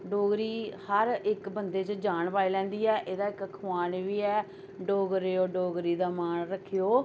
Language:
Dogri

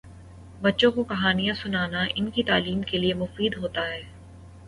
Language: Urdu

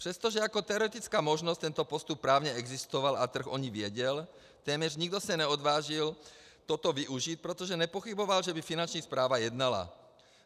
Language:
Czech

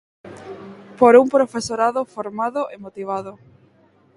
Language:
Galician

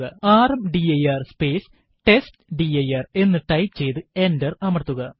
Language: Malayalam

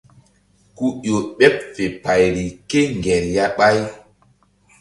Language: Mbum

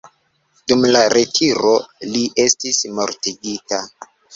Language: Esperanto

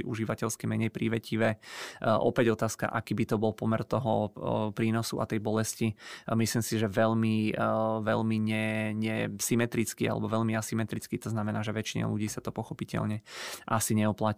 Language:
Czech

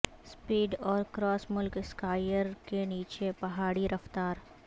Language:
Urdu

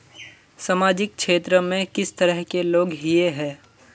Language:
Magahi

